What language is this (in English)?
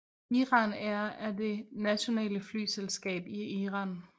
Danish